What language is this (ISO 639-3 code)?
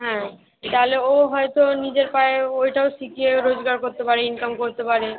ben